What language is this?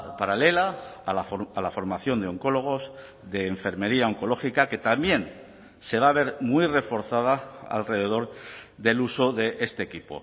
Spanish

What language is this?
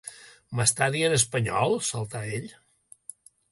Catalan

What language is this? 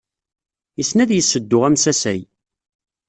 Kabyle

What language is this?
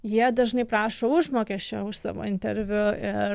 Lithuanian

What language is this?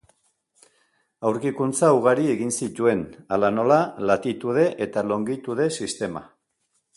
Basque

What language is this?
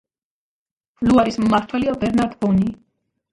Georgian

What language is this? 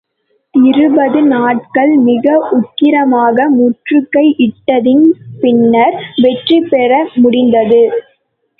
Tamil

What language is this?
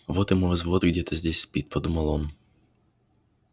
Russian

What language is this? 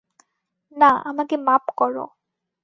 Bangla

